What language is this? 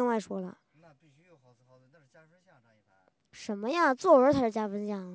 Chinese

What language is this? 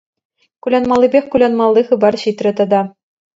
Chuvash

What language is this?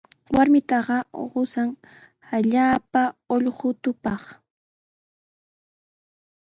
Sihuas Ancash Quechua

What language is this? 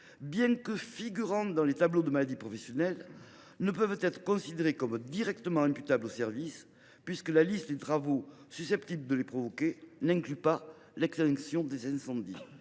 French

